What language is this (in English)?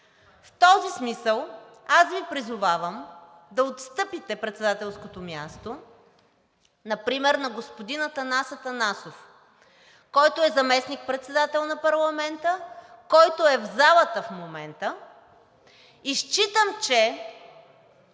Bulgarian